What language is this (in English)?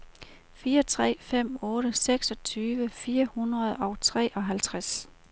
Danish